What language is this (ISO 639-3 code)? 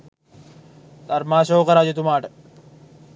sin